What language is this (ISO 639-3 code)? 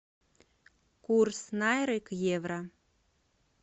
rus